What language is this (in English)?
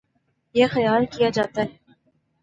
Urdu